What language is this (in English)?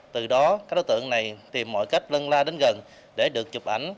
Vietnamese